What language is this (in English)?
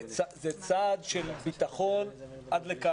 Hebrew